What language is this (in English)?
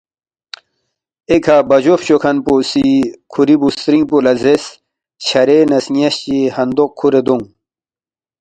Balti